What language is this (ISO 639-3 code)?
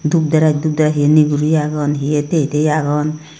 ccp